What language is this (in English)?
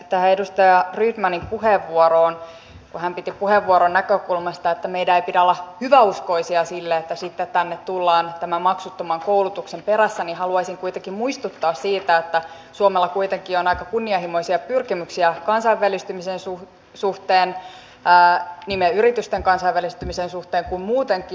Finnish